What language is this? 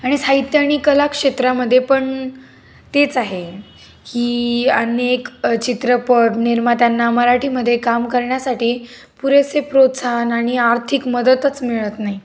Marathi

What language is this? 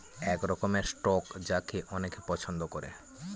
Bangla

